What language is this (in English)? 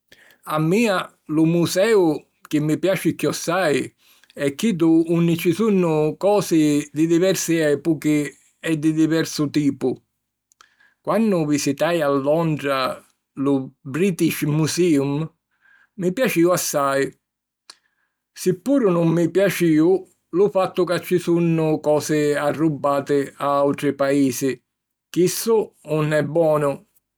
Sicilian